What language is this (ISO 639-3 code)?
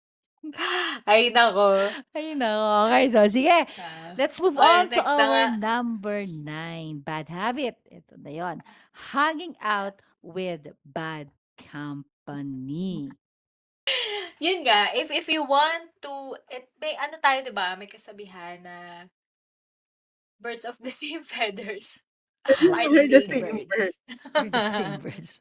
fil